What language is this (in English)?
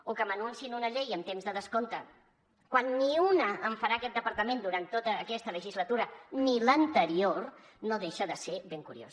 Catalan